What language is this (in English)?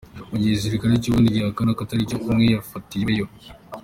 Kinyarwanda